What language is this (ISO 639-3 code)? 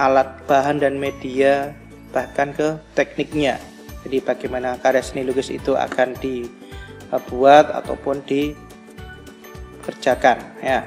ind